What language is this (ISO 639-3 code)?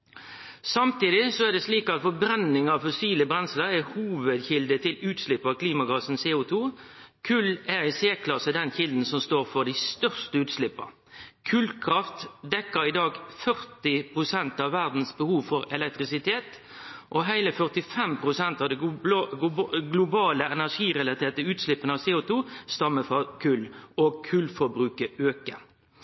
nno